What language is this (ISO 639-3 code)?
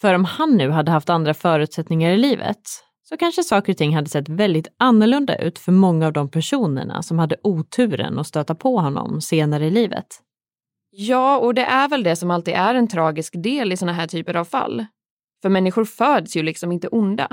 swe